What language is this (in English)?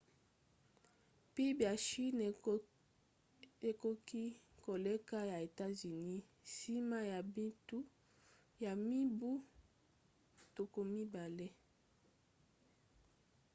Lingala